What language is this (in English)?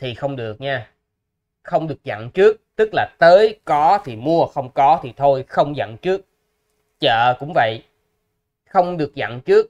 Vietnamese